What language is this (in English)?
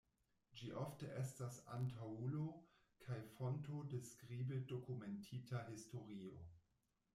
Esperanto